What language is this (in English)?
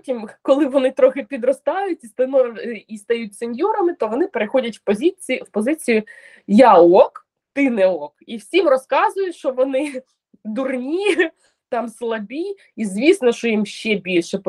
Ukrainian